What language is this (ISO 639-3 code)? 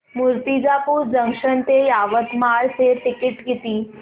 mar